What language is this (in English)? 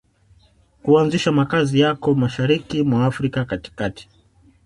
Swahili